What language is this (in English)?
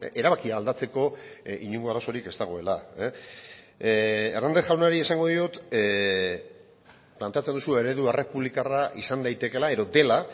Basque